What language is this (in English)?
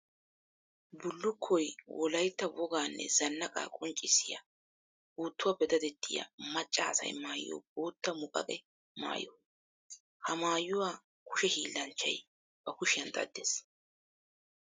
Wolaytta